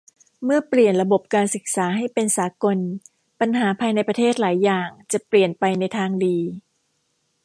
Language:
Thai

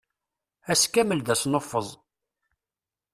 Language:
Kabyle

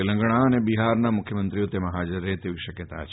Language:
Gujarati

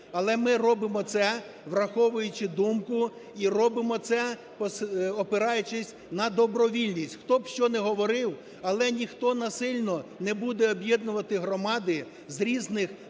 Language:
Ukrainian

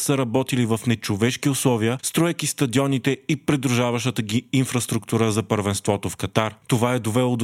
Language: Bulgarian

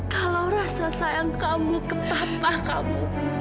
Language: Indonesian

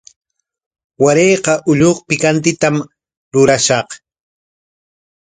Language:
Corongo Ancash Quechua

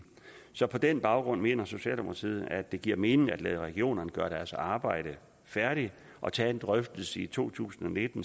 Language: Danish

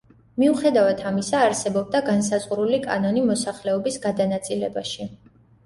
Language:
Georgian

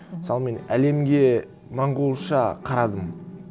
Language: Kazakh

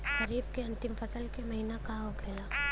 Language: Bhojpuri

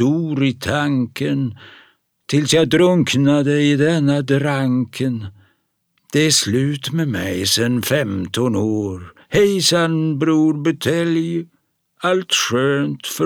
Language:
Swedish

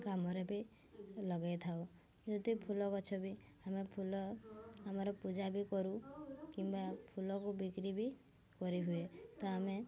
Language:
Odia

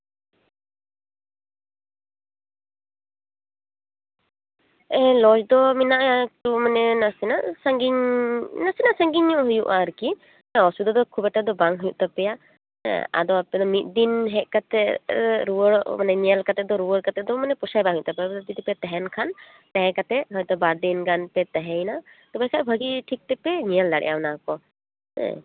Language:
Santali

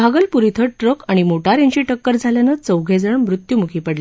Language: Marathi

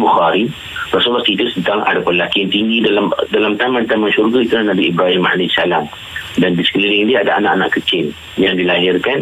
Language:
Malay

